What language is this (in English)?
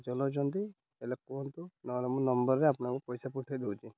Odia